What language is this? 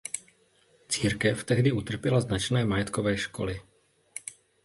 Czech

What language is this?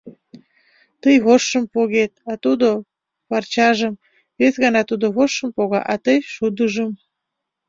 Mari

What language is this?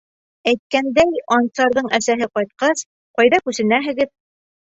Bashkir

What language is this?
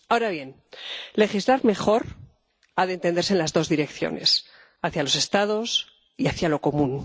Spanish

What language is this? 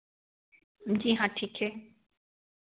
Hindi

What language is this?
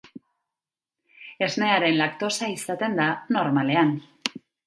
Basque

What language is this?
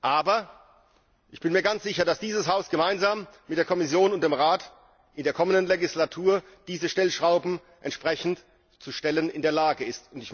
German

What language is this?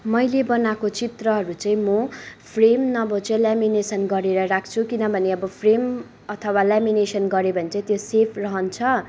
Nepali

